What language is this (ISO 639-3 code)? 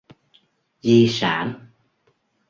vie